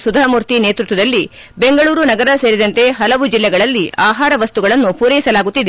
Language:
Kannada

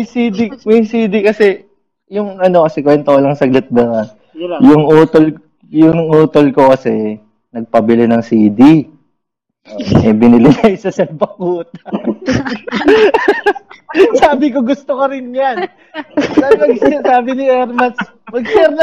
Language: Filipino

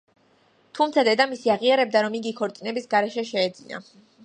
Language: Georgian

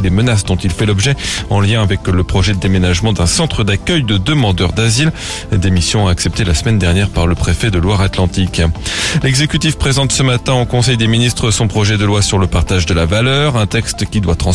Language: French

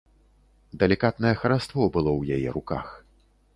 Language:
Belarusian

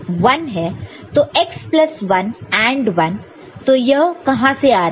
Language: Hindi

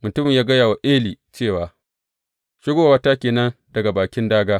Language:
Hausa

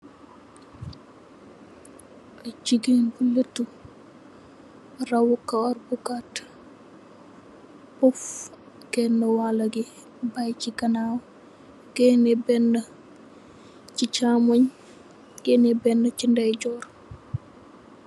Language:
Wolof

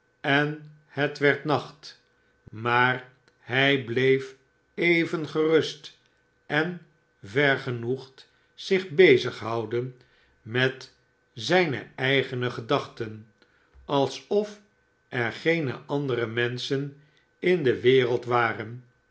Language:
Dutch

